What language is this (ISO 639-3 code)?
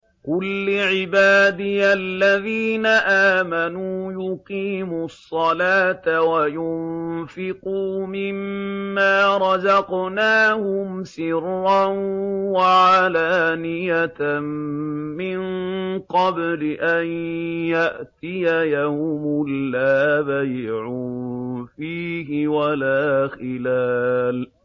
ara